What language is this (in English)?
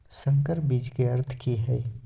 Maithili